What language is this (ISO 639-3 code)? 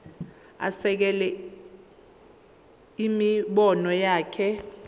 zul